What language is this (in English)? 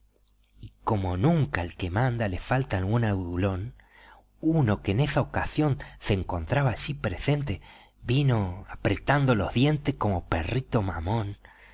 Spanish